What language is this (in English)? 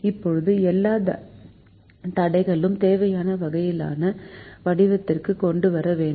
Tamil